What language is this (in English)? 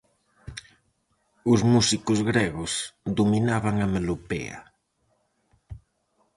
Galician